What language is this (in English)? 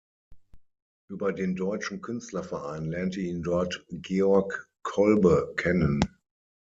German